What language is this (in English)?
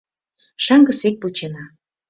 Mari